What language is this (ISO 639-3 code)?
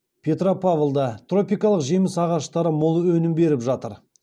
kaz